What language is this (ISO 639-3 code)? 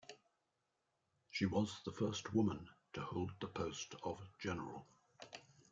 eng